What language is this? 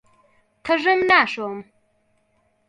Central Kurdish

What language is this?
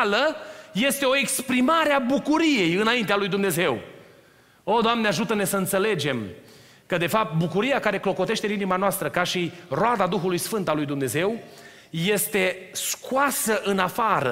Romanian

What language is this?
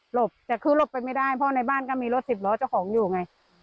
Thai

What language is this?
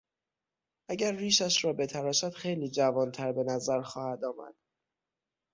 Persian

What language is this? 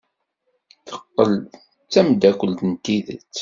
Kabyle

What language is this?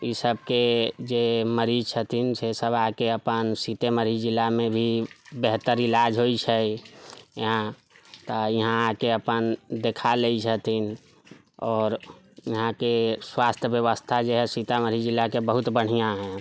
Maithili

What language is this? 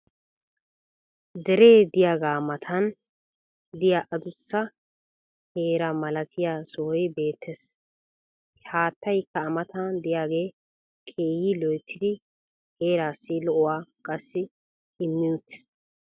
Wolaytta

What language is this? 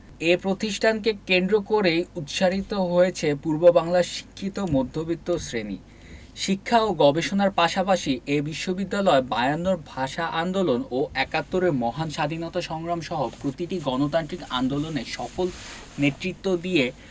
Bangla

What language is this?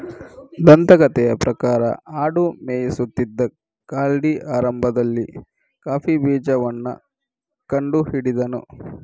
Kannada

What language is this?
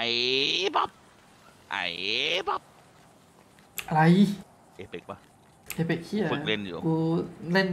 Thai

